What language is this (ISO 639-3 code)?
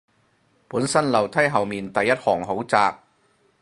yue